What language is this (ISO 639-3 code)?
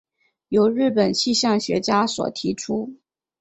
zho